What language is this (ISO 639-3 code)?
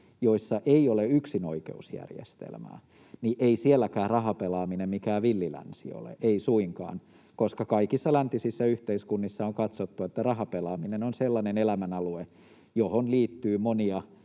fin